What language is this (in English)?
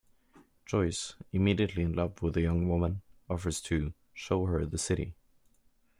English